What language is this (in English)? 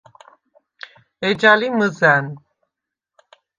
Svan